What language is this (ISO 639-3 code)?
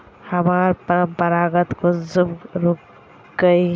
mag